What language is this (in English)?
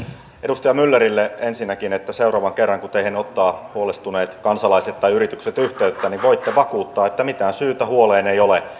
Finnish